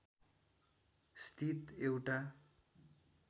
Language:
Nepali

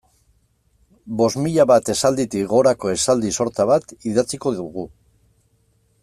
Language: Basque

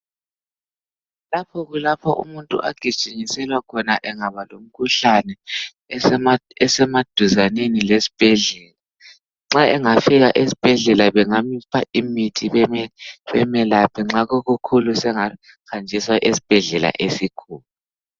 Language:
North Ndebele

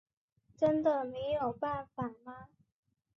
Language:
Chinese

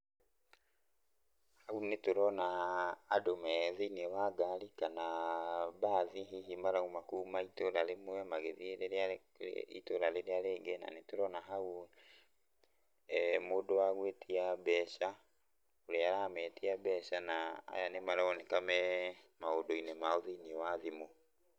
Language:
Kikuyu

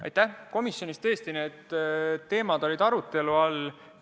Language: Estonian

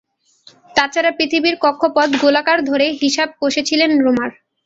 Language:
Bangla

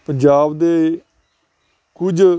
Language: Punjabi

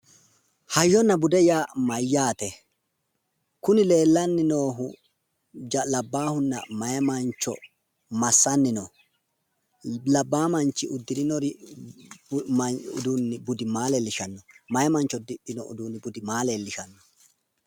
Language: Sidamo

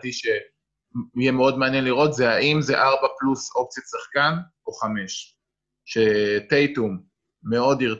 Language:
Hebrew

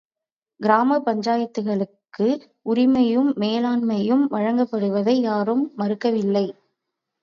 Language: Tamil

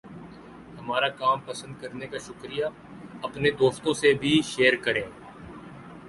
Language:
Urdu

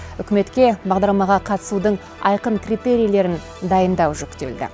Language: Kazakh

